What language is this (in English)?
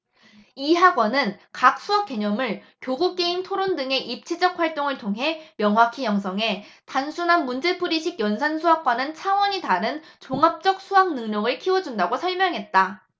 Korean